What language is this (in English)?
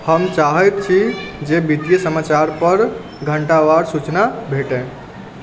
Maithili